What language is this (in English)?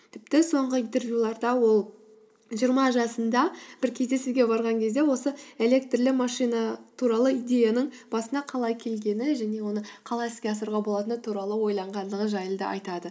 Kazakh